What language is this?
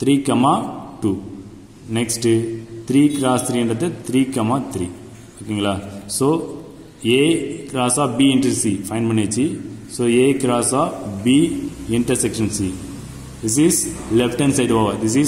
Hindi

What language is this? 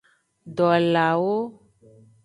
Aja (Benin)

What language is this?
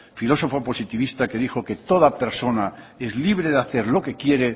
Spanish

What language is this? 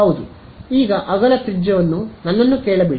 Kannada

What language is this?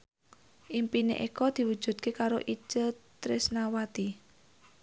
Javanese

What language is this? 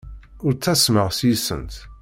Kabyle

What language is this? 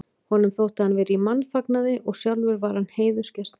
Icelandic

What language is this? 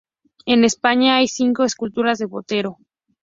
Spanish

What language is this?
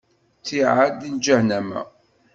Kabyle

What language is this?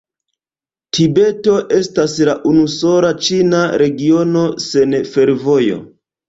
Esperanto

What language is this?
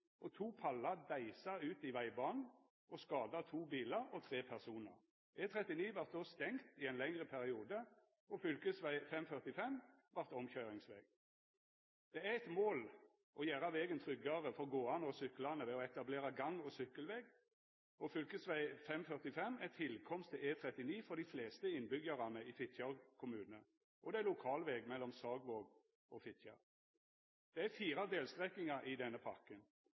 Norwegian Nynorsk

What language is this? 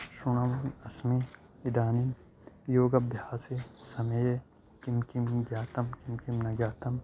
Sanskrit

